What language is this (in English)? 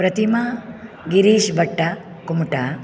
Sanskrit